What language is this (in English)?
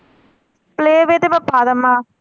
Punjabi